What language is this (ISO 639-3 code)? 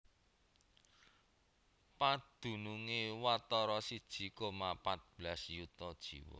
jav